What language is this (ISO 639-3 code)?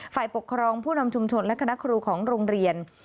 tha